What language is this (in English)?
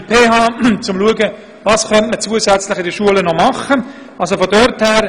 Swiss German